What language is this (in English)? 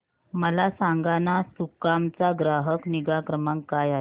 Marathi